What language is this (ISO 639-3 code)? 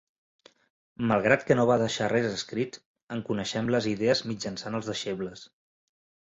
cat